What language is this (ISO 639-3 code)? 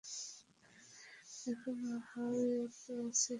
ben